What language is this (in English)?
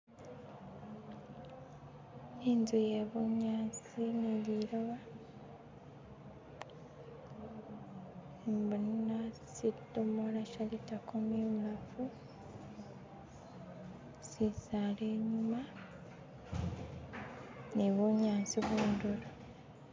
Masaaba